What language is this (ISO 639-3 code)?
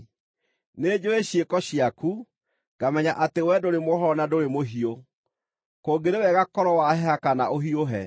kik